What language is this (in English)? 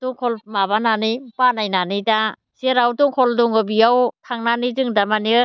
Bodo